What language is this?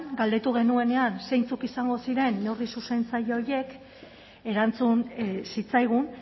Basque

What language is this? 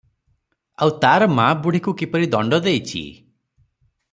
Odia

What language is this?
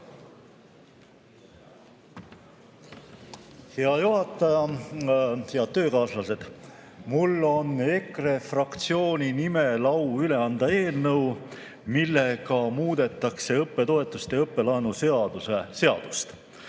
Estonian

